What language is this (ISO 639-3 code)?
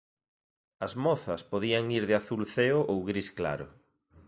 glg